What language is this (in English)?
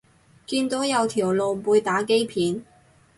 Cantonese